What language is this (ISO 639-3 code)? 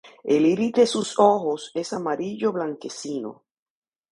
spa